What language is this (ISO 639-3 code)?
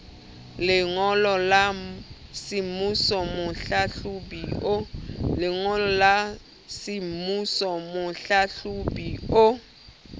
sot